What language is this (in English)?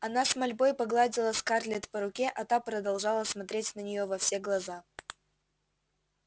Russian